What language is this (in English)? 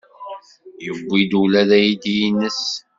Kabyle